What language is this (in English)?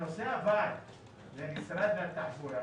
Hebrew